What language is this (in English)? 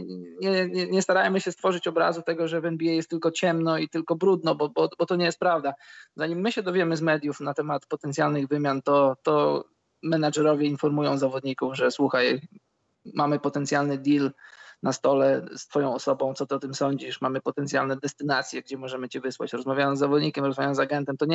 Polish